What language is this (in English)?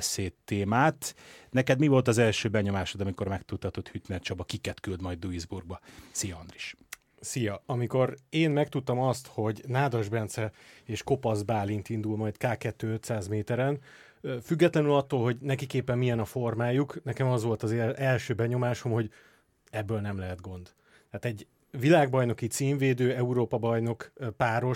Hungarian